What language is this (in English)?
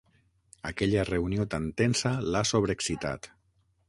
Catalan